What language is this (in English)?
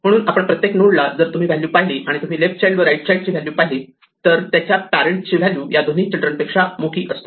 Marathi